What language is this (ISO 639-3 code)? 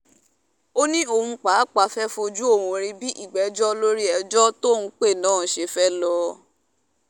yor